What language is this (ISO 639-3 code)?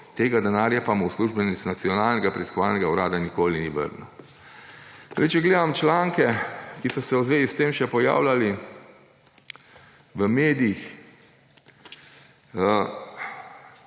slv